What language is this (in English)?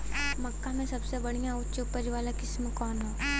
Bhojpuri